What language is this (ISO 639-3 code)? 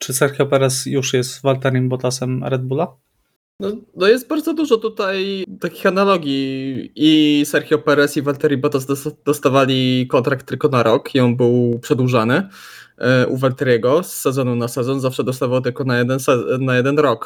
pol